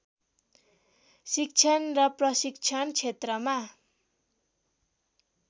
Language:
Nepali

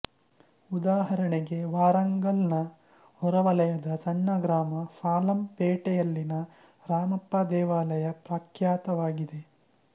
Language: Kannada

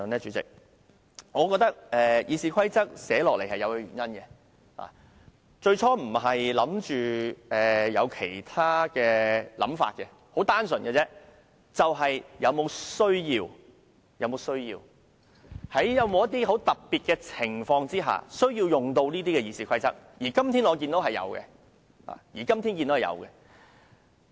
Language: Cantonese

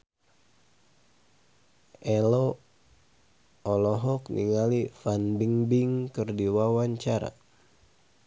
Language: Sundanese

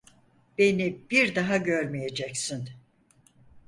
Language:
Turkish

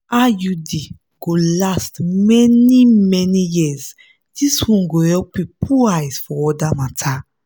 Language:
Nigerian Pidgin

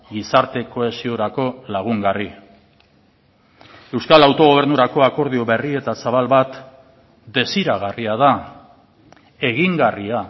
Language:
Basque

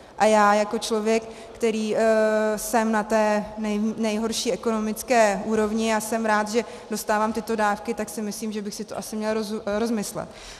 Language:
Czech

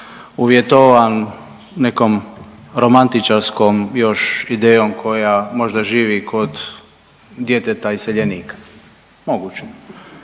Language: Croatian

